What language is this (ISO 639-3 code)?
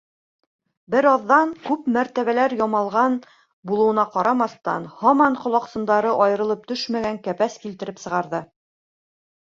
bak